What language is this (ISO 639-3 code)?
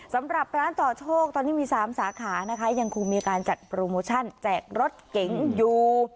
tha